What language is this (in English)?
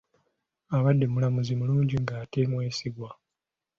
Ganda